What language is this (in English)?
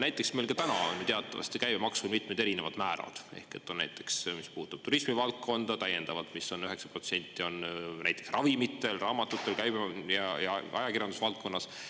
Estonian